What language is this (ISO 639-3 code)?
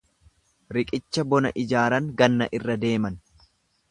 orm